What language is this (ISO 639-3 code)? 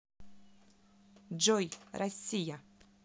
rus